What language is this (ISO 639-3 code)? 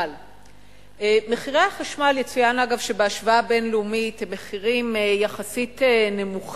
heb